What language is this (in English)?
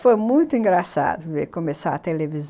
Portuguese